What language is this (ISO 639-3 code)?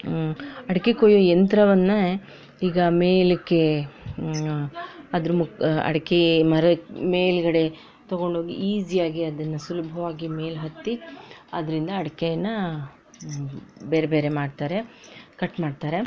kan